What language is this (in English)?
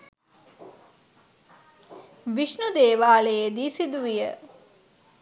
Sinhala